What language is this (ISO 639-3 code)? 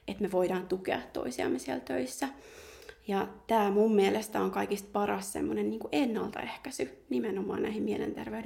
fin